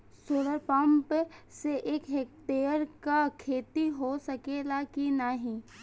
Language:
Bhojpuri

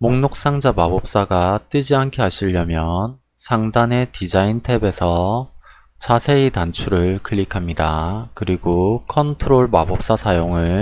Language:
Korean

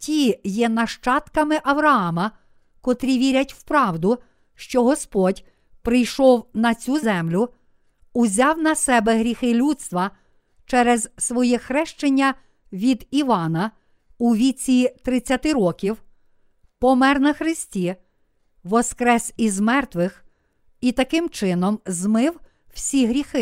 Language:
Ukrainian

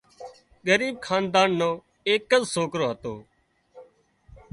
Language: Wadiyara Koli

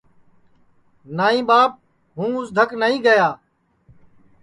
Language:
Sansi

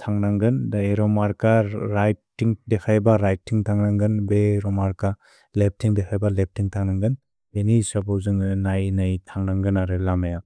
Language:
Bodo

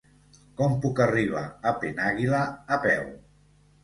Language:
Catalan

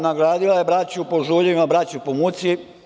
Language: Serbian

